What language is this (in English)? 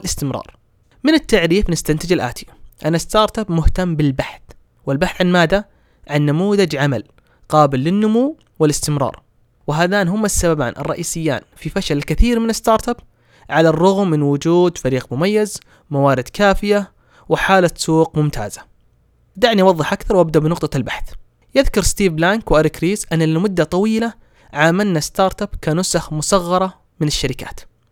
Arabic